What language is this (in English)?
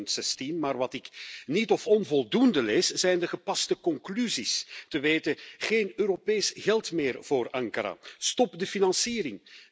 Dutch